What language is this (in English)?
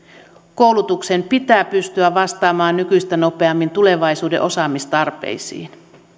Finnish